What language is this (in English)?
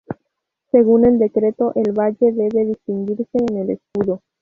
Spanish